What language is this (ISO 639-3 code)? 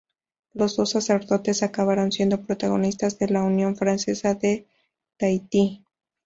spa